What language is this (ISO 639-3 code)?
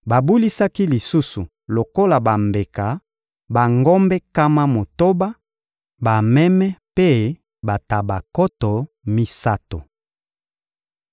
lin